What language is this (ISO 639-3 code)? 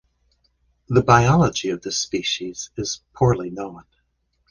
eng